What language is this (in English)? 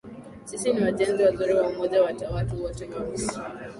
Swahili